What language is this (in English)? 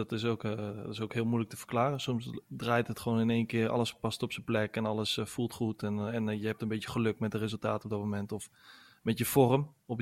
Dutch